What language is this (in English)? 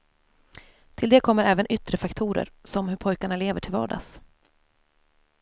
Swedish